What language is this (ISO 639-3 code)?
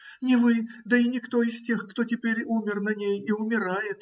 rus